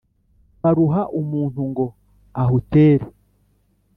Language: Kinyarwanda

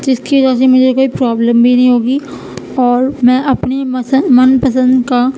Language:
Urdu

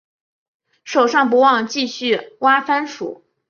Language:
Chinese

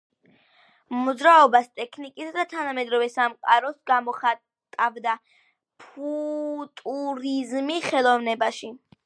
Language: Georgian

